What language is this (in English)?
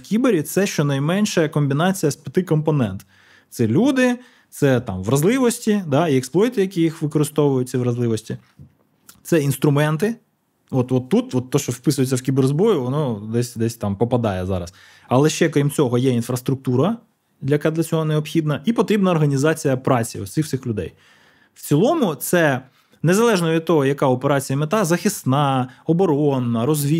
Ukrainian